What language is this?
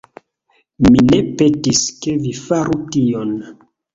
Esperanto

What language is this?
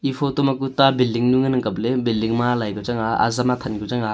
Wancho Naga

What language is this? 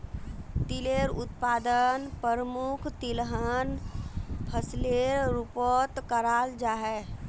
Magahi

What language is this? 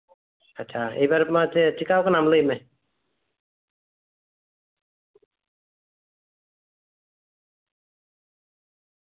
Santali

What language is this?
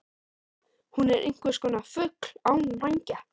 Icelandic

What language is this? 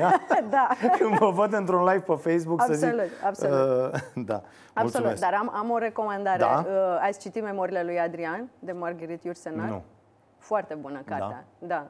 Romanian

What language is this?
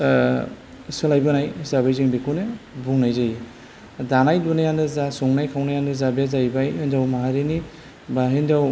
Bodo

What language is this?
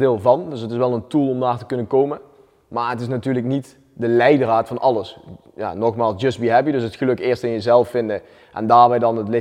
Dutch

